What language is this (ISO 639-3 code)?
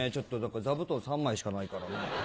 jpn